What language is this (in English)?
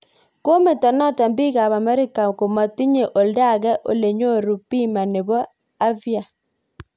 Kalenjin